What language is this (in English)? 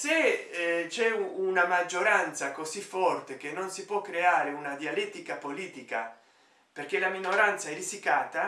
Italian